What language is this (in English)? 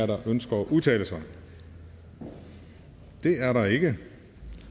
Danish